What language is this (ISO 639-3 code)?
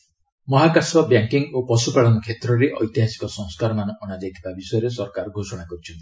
ori